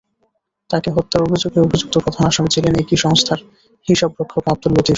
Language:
Bangla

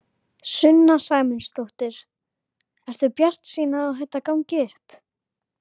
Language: Icelandic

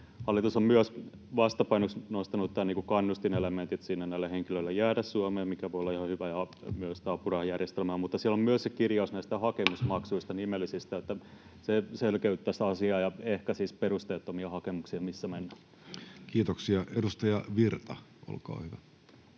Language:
Finnish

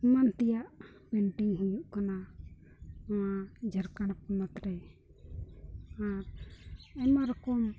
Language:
Santali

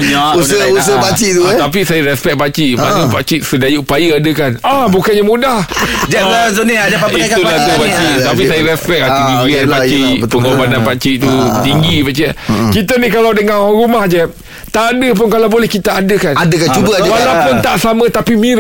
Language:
Malay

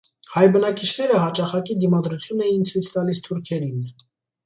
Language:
Armenian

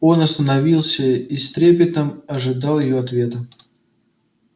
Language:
Russian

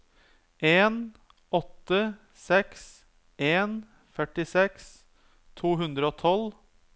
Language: Norwegian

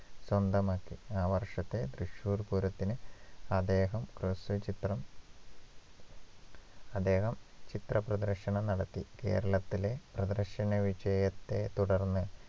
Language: Malayalam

